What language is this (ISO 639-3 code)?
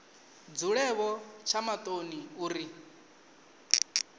ven